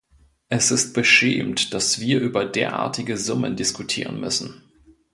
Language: German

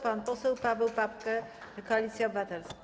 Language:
Polish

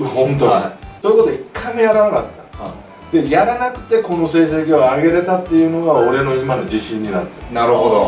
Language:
Japanese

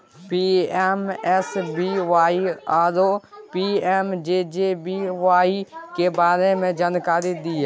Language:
Maithili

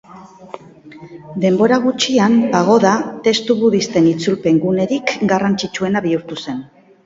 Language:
Basque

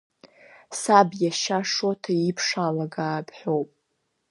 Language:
Abkhazian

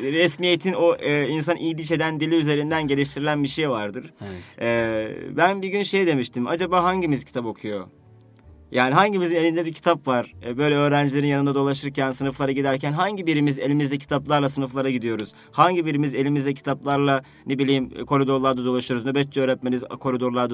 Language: Turkish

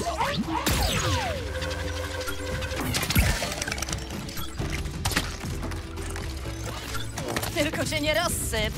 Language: Polish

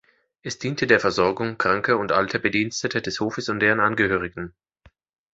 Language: German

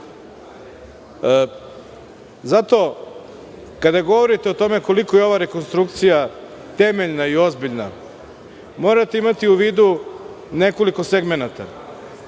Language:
Serbian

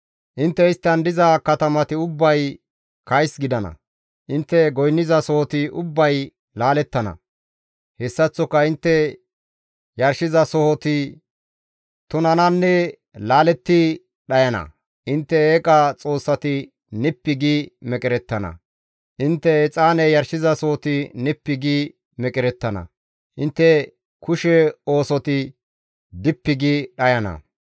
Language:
Gamo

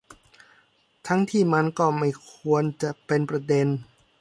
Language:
Thai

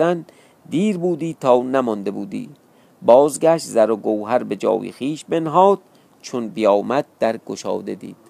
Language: Persian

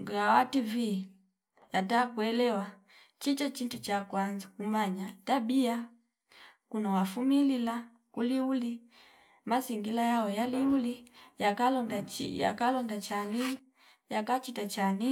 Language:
Fipa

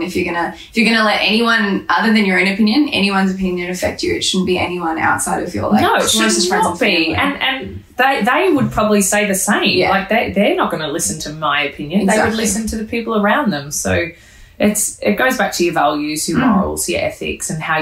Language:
English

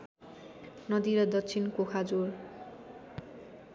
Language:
Nepali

